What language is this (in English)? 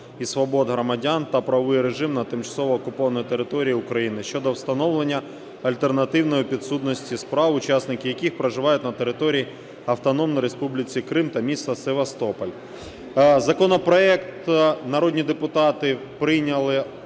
Ukrainian